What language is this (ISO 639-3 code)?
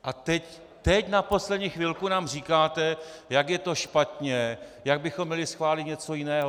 ces